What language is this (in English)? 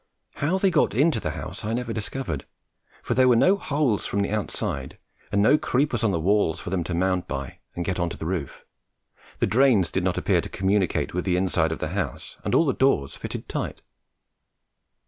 English